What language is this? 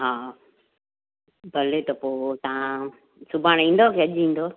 Sindhi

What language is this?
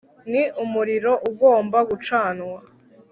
Kinyarwanda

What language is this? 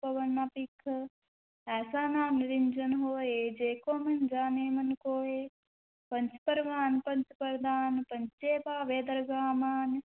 Punjabi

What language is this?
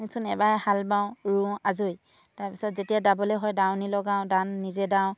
Assamese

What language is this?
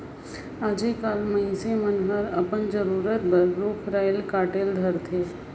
Chhattisgarhi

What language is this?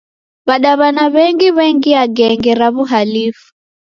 Taita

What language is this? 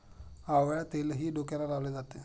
Marathi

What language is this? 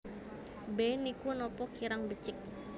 Javanese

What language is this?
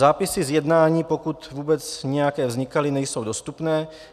Czech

